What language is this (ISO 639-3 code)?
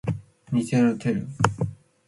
mcf